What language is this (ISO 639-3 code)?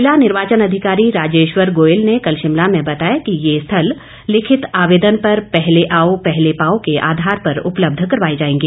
hin